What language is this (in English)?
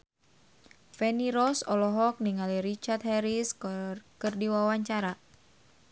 Sundanese